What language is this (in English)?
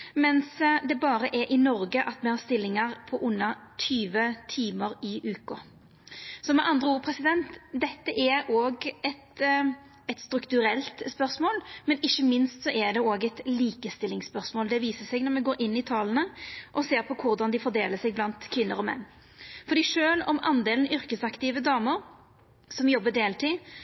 Norwegian Nynorsk